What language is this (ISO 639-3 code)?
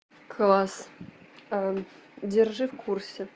rus